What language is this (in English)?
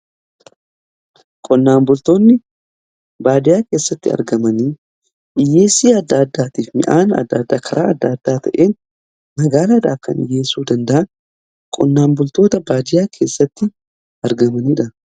Oromo